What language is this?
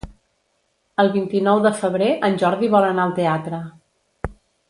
Catalan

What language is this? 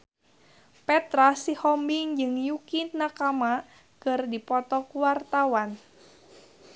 Sundanese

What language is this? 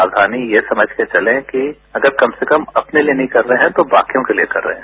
Hindi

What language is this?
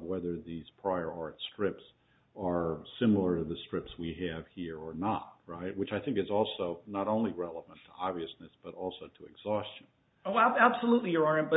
English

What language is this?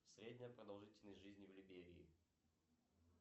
Russian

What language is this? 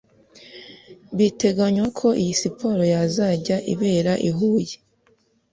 Kinyarwanda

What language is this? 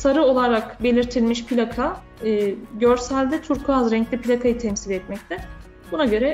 Turkish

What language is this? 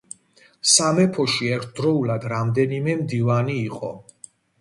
Georgian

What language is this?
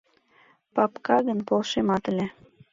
Mari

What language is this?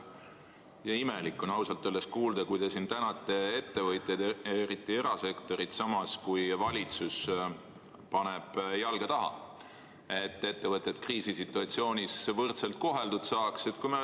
Estonian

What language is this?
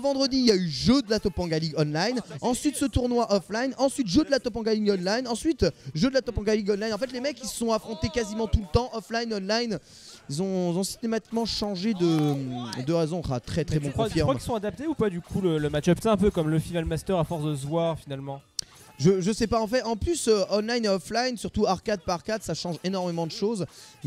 French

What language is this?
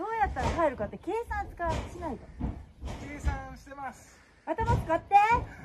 Japanese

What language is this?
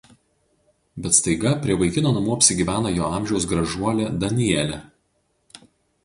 Lithuanian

